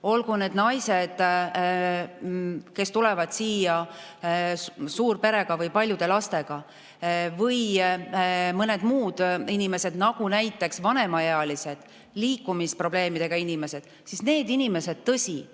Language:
Estonian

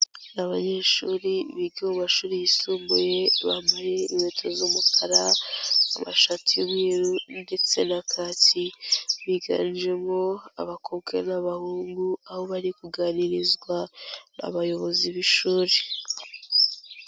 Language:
Kinyarwanda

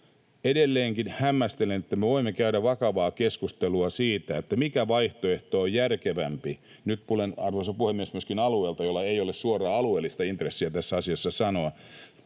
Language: Finnish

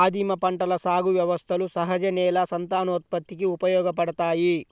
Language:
Telugu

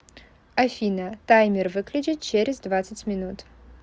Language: Russian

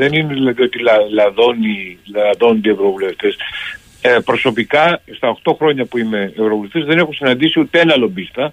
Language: Greek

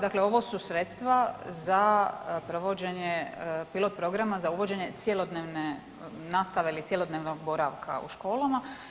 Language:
Croatian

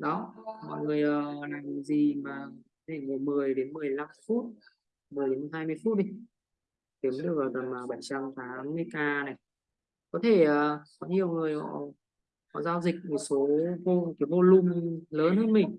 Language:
Vietnamese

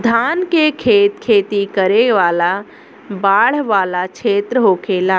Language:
Bhojpuri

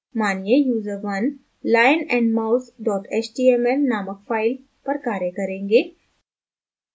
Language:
Hindi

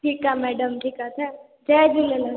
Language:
Sindhi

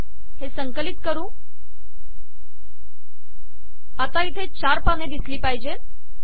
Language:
Marathi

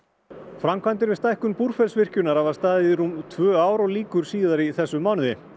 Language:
Icelandic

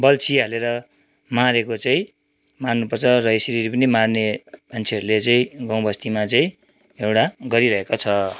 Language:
Nepali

